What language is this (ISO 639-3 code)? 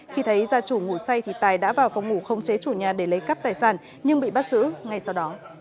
vie